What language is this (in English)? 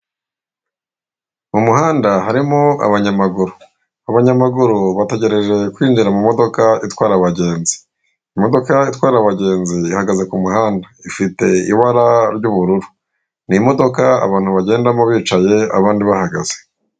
Kinyarwanda